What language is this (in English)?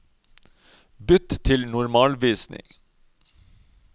Norwegian